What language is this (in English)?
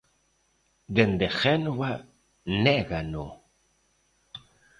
Galician